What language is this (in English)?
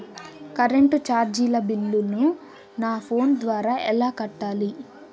Telugu